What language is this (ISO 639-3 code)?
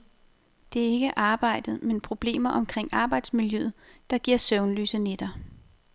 dan